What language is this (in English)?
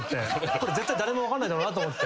Japanese